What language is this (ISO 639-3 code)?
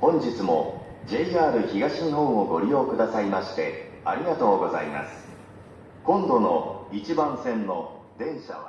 jpn